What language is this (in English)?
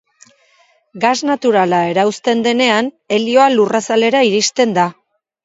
Basque